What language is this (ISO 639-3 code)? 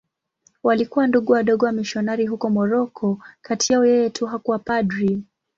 swa